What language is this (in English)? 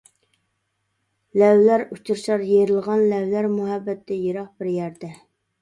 Uyghur